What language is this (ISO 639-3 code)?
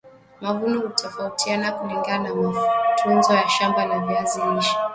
swa